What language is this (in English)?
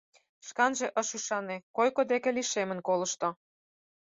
Mari